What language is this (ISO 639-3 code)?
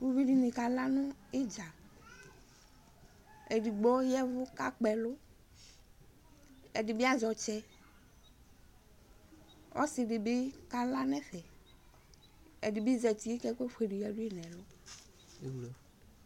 kpo